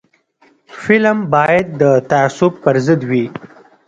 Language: Pashto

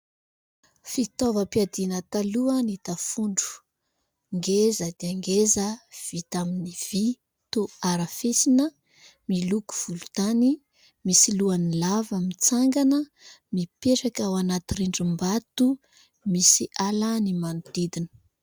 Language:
Malagasy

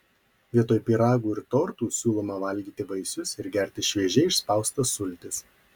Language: Lithuanian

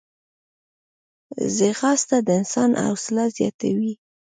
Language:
Pashto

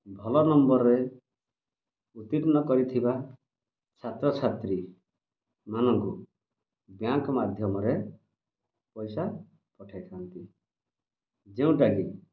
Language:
Odia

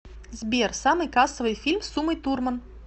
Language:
Russian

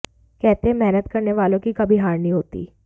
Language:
Hindi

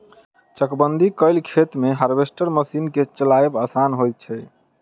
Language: Maithili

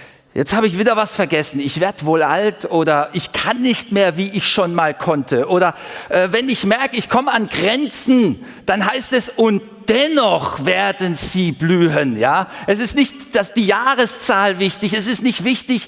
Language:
German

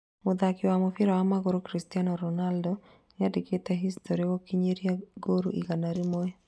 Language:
Kikuyu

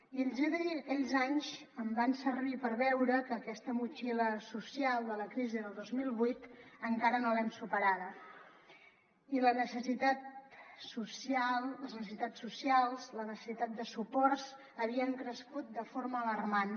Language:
Catalan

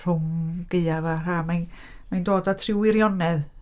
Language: Welsh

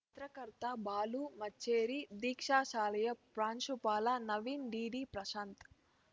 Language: Kannada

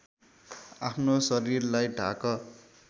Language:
Nepali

